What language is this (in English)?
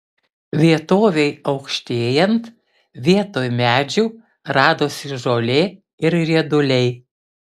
Lithuanian